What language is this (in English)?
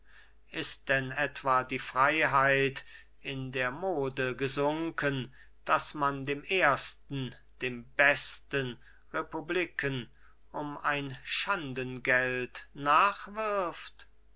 German